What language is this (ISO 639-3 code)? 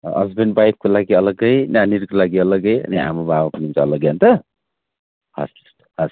nep